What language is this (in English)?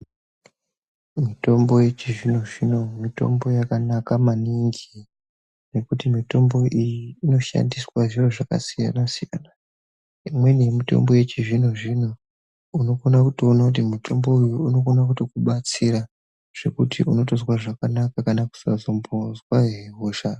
Ndau